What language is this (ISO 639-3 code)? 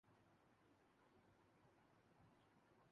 urd